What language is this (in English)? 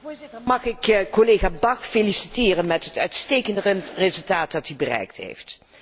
Dutch